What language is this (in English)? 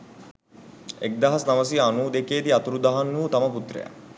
Sinhala